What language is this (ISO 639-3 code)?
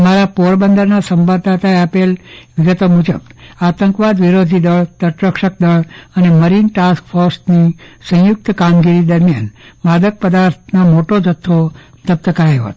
guj